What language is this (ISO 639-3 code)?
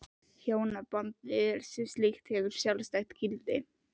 isl